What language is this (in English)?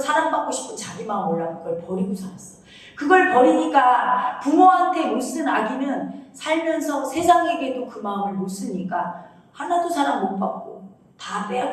Korean